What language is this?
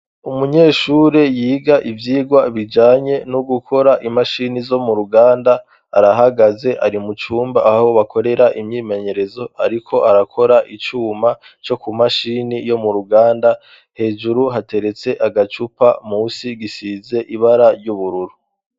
Rundi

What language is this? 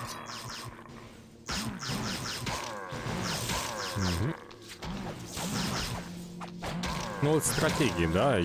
Russian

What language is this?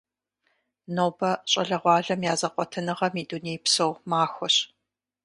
Kabardian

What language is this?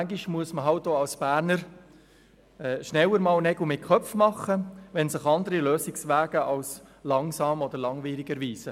Swiss German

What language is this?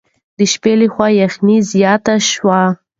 Pashto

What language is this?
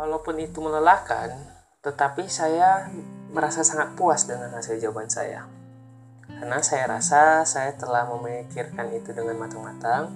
Indonesian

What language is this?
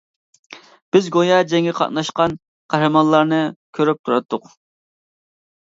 Uyghur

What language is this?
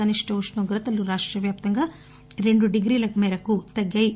Telugu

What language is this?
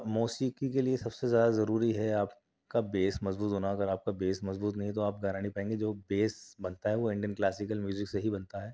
Urdu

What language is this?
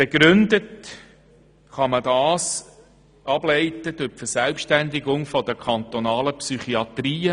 Swiss German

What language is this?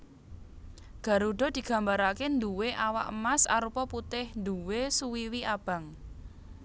Javanese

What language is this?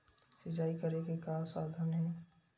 Chhattisgarhi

